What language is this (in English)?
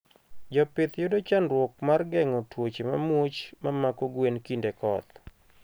Luo (Kenya and Tanzania)